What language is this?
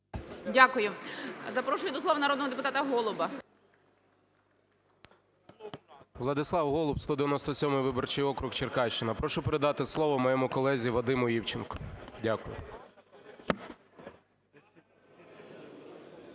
Ukrainian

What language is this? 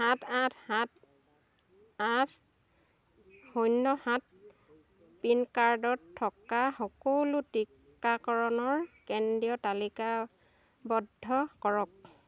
Assamese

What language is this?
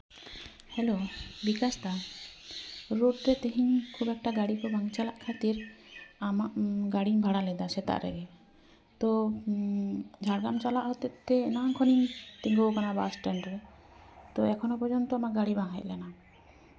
Santali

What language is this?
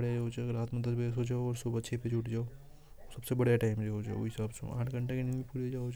Hadothi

